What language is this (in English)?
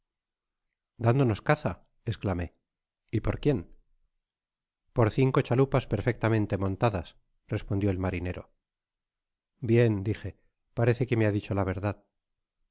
Spanish